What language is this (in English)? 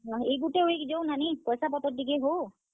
Odia